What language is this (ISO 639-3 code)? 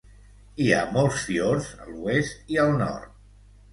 cat